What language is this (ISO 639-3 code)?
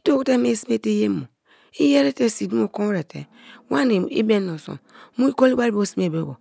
ijn